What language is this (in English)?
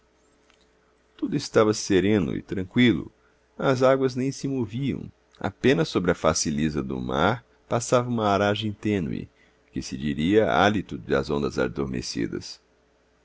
Portuguese